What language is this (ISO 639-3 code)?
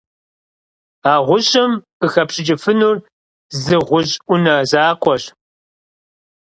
kbd